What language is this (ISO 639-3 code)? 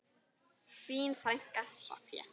isl